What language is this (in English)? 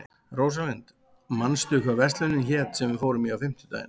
Icelandic